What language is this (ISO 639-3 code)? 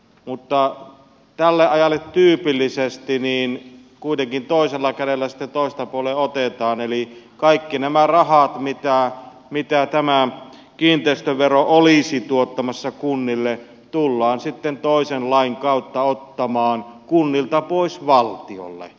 fin